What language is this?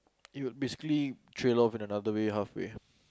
English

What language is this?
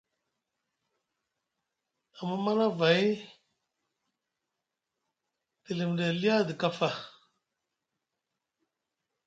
Musgu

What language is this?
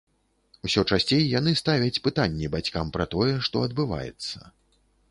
Belarusian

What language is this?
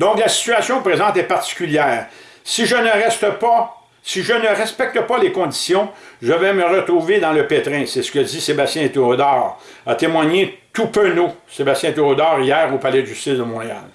French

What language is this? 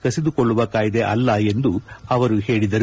Kannada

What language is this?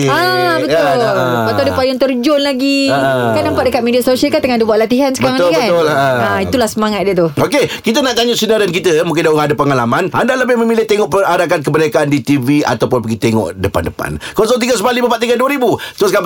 Malay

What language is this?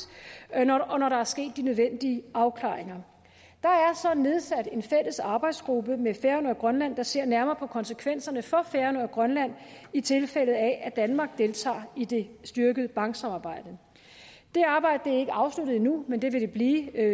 Danish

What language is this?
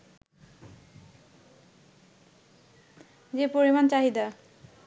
Bangla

